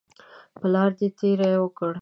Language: Pashto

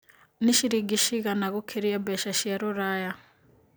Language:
Kikuyu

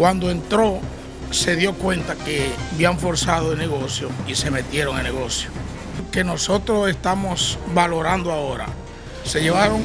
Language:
Spanish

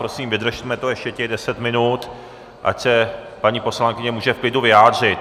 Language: Czech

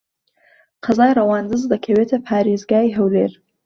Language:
Central Kurdish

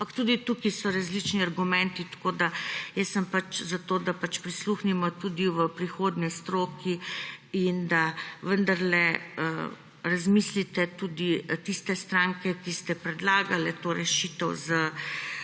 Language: Slovenian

